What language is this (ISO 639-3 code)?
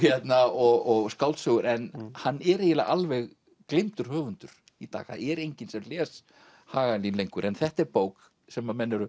isl